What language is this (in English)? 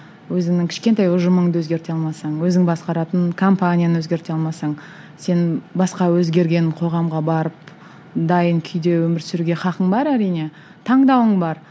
Kazakh